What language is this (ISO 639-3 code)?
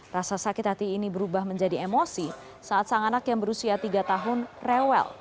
ind